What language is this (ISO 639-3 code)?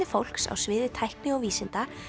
isl